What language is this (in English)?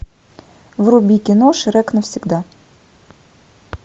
Russian